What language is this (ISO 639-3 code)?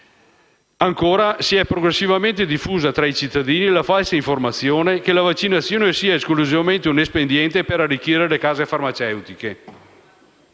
ita